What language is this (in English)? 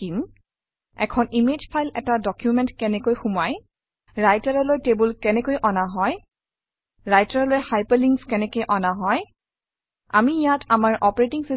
Assamese